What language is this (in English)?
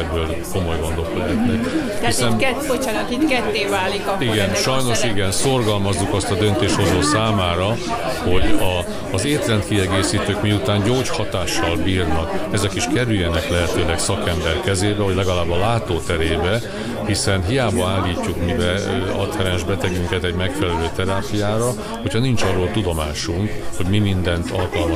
Hungarian